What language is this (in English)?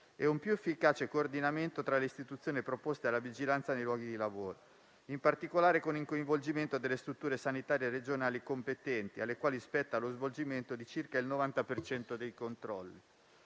Italian